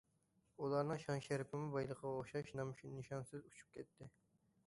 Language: Uyghur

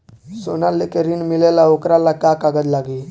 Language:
Bhojpuri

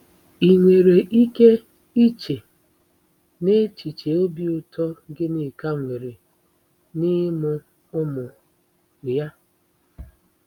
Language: Igbo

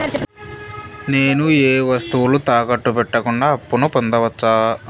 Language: Telugu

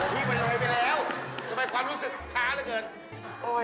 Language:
Thai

